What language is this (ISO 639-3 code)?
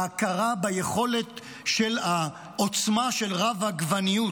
heb